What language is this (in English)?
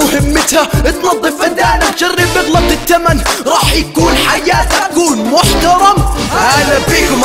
Arabic